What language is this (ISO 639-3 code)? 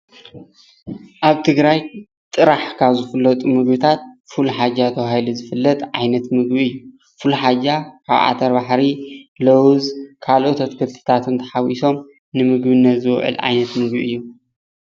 tir